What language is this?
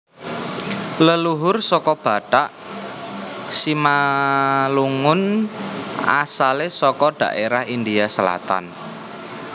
Javanese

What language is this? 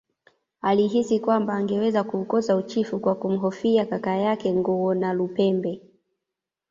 Swahili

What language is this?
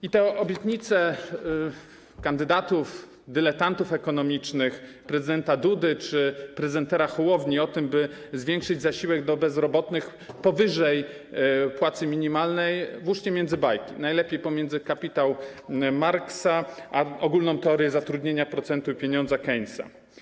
Polish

